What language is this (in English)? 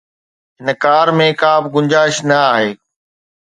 Sindhi